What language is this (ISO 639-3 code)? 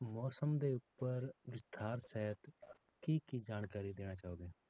pan